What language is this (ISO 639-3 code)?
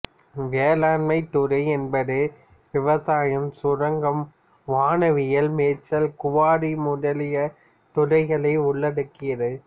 tam